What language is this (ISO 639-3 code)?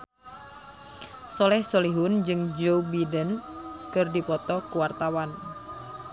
sun